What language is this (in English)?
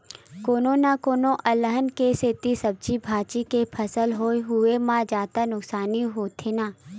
Chhattisgarhi